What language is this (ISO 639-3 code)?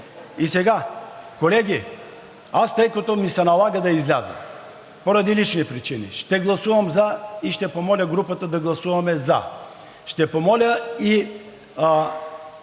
bul